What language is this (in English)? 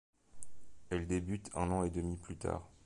French